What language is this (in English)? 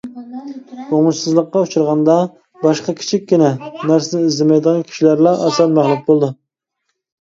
Uyghur